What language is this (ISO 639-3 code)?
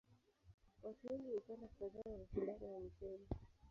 swa